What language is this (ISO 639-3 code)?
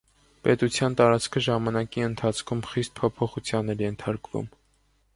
hye